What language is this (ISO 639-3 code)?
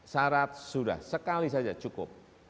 ind